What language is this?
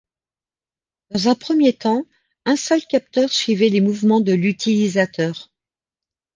French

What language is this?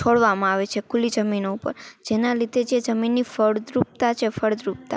Gujarati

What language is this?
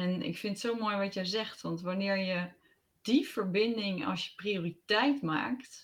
Dutch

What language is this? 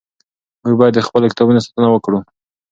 Pashto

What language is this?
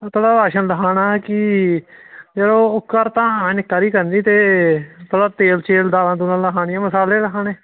Dogri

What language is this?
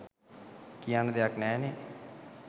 Sinhala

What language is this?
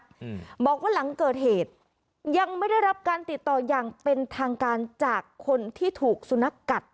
Thai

